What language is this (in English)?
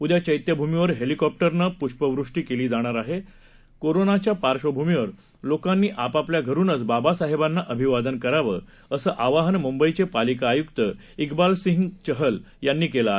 Marathi